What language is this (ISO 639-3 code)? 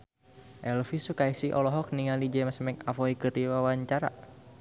sun